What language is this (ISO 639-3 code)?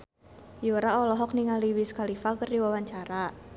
sun